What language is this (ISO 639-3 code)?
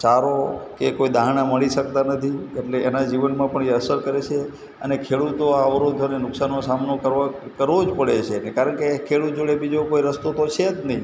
guj